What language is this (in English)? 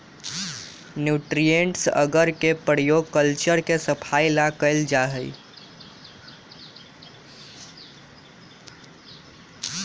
Magahi